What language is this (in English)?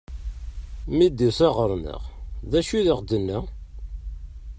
Kabyle